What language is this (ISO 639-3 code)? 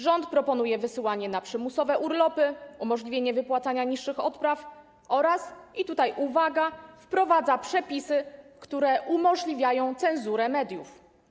pol